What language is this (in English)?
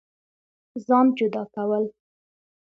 Pashto